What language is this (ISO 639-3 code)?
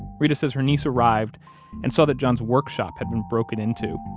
eng